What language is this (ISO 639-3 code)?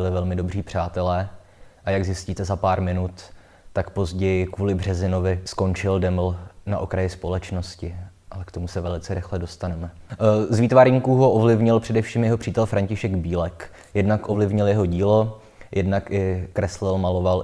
ces